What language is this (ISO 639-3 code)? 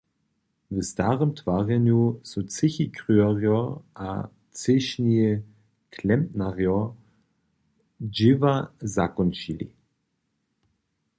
hsb